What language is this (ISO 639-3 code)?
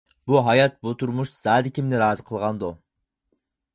uig